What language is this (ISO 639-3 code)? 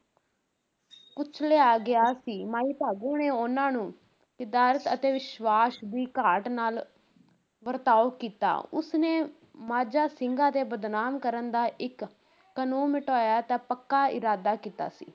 pan